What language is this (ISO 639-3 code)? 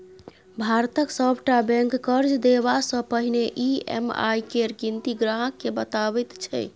mai